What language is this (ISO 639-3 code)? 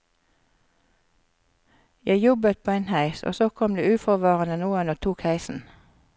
nor